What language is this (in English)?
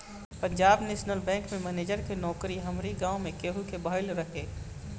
Bhojpuri